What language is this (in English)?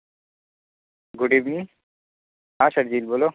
Urdu